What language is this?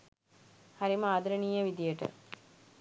Sinhala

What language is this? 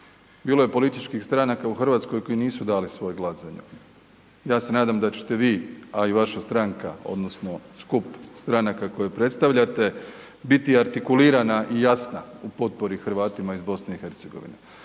Croatian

